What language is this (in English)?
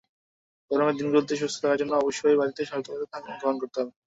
Bangla